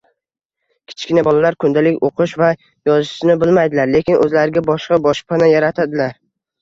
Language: Uzbek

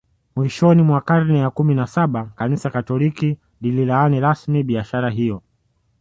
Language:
Swahili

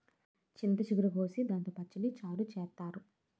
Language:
Telugu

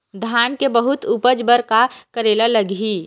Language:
Chhattisgarhi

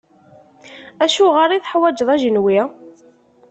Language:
Kabyle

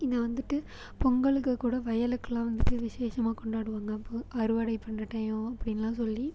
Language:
Tamil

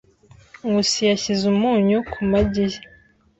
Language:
Kinyarwanda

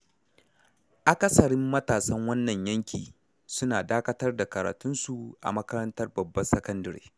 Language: Hausa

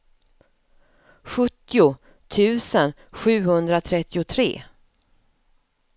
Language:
Swedish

